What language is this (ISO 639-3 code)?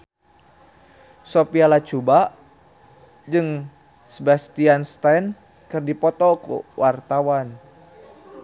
sun